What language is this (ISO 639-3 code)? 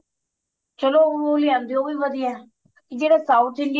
pan